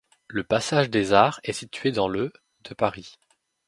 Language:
French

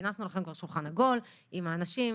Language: Hebrew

